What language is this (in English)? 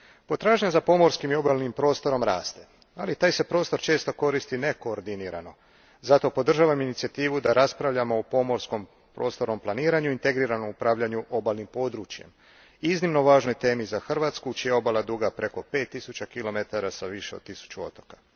Croatian